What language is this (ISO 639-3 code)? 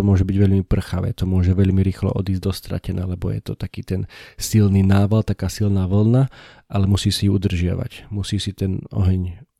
slk